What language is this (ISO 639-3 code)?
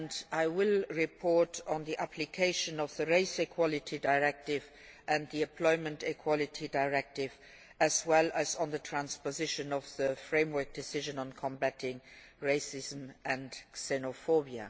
eng